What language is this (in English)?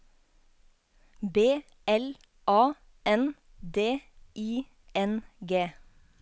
Norwegian